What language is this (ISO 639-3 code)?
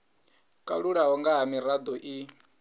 ven